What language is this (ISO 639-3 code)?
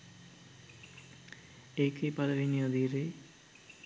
sin